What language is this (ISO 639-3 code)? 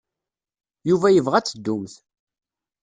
kab